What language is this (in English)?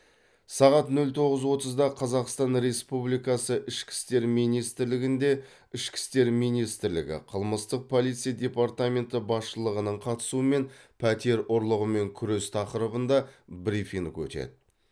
Kazakh